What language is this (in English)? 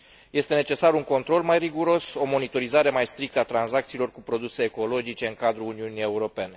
Romanian